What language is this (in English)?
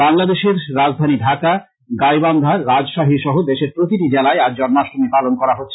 Bangla